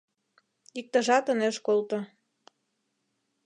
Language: Mari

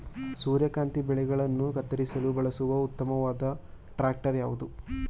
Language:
Kannada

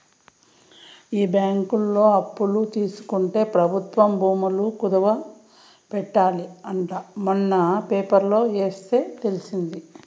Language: Telugu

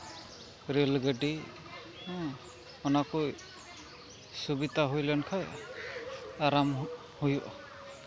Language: Santali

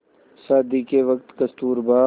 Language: Hindi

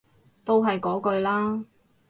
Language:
Cantonese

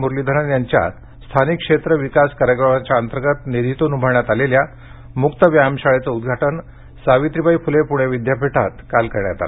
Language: Marathi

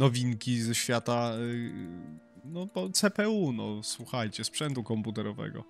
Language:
Polish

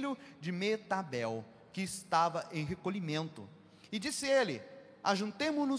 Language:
Portuguese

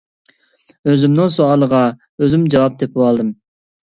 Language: Uyghur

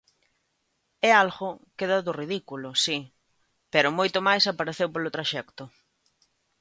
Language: Galician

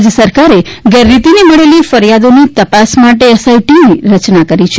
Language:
Gujarati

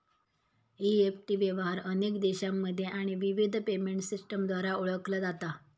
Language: Marathi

